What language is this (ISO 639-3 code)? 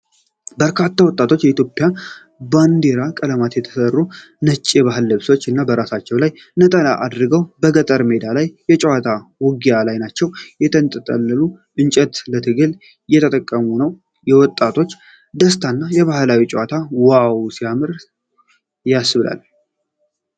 amh